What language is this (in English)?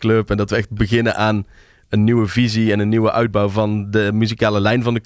Dutch